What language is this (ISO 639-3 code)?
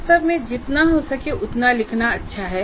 hin